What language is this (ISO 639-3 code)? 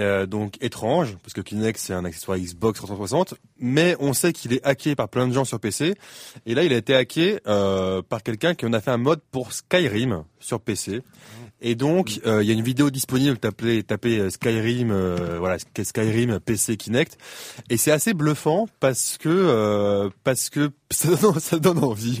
fra